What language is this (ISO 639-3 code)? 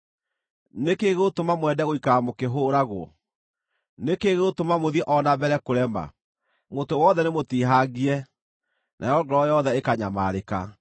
kik